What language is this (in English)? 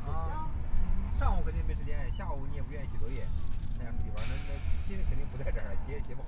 Chinese